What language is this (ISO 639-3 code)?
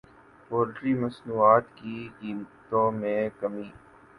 urd